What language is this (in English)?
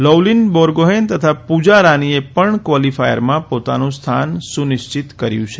Gujarati